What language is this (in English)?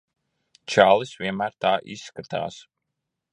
Latvian